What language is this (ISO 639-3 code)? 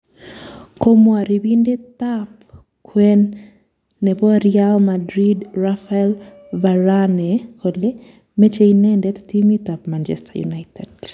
kln